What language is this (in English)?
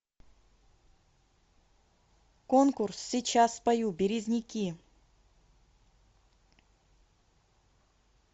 Russian